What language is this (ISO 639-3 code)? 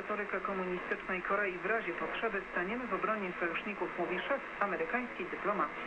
pol